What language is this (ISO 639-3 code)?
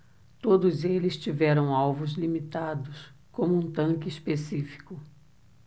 por